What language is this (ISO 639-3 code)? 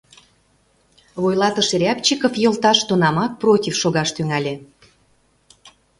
chm